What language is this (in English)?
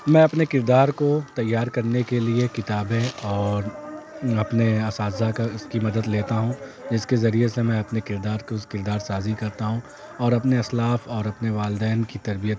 Urdu